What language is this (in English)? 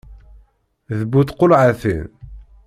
Kabyle